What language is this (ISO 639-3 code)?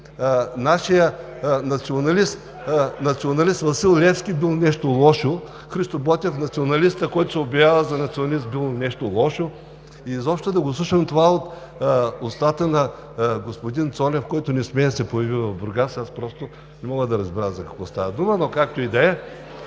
bul